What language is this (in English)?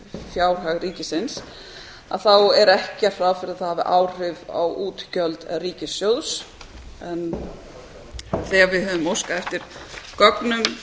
Icelandic